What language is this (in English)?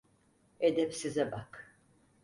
Turkish